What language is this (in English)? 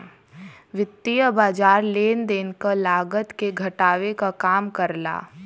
Bhojpuri